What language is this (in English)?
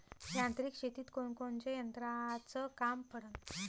Marathi